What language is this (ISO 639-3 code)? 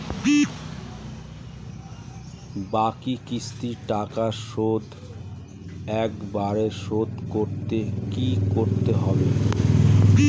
ben